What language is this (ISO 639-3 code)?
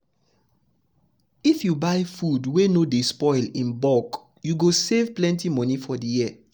pcm